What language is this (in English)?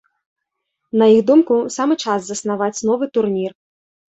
Belarusian